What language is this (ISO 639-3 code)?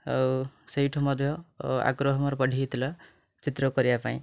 ori